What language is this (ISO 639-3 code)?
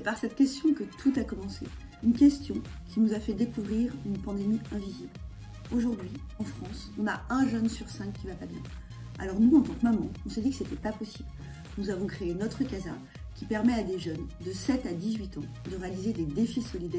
fra